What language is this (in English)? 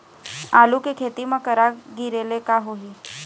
Chhattisgarhi